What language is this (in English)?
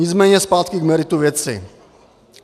Czech